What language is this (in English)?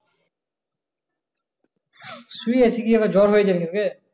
Bangla